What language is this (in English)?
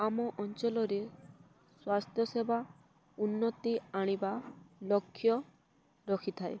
Odia